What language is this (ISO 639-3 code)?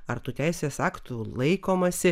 lit